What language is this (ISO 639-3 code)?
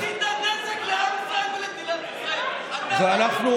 heb